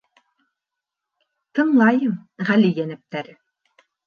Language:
Bashkir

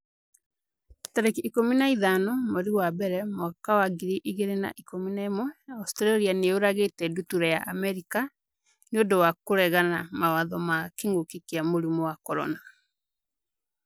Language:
Kikuyu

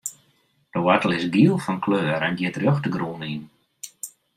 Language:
Western Frisian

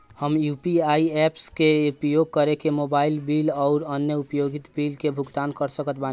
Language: Bhojpuri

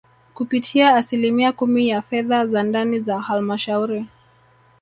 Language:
Swahili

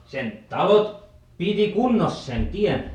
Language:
Finnish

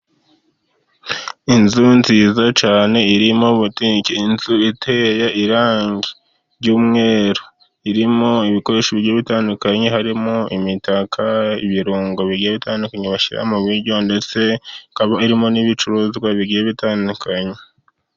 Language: Kinyarwanda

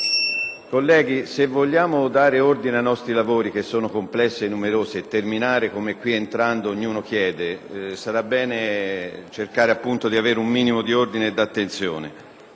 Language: Italian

